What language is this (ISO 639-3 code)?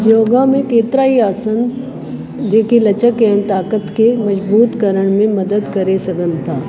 snd